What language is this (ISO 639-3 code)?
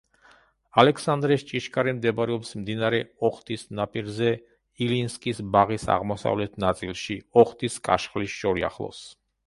kat